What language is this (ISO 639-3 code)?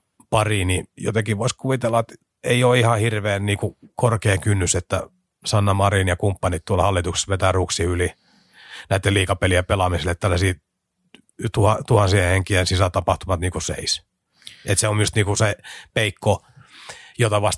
fin